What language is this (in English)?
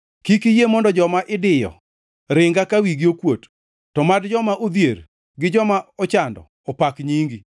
Luo (Kenya and Tanzania)